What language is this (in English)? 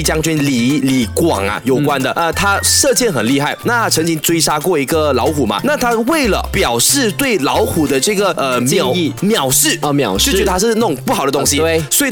Chinese